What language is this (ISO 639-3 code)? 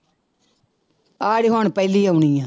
pan